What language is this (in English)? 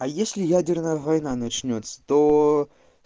Russian